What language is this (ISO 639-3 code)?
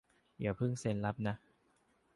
tha